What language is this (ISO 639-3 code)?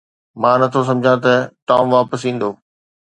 snd